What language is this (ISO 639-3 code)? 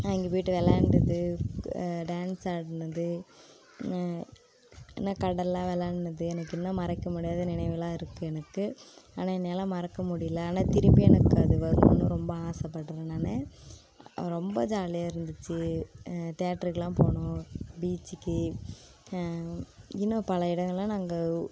tam